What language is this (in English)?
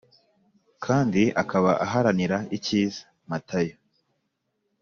Kinyarwanda